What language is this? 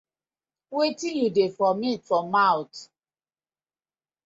Nigerian Pidgin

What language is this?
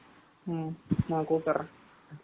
Tamil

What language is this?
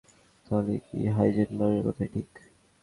Bangla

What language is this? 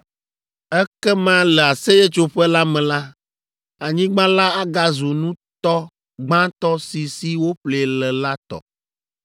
Ewe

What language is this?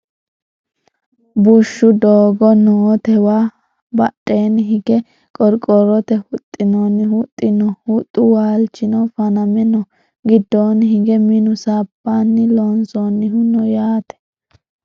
Sidamo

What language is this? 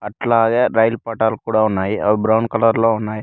Telugu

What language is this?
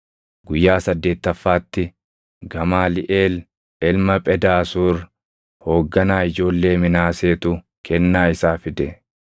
Oromo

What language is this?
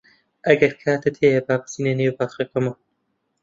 Central Kurdish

